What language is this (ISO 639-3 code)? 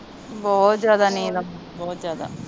pan